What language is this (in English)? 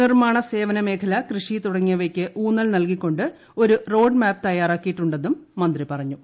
Malayalam